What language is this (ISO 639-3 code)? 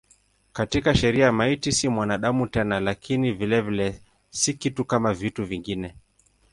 swa